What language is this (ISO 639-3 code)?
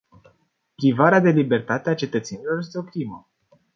ron